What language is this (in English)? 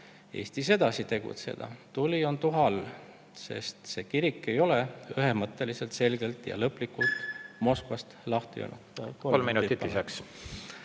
Estonian